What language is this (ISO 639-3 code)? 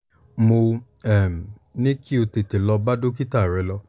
yor